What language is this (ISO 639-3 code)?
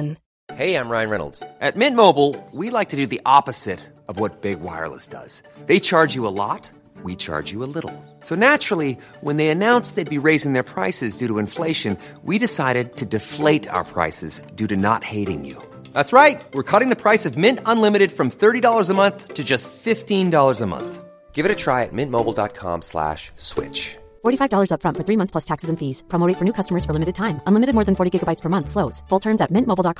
fil